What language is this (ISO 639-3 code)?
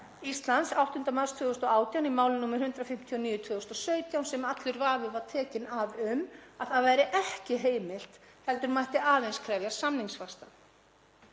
isl